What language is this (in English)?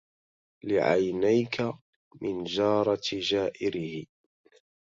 Arabic